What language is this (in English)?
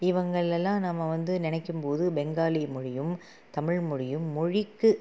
Tamil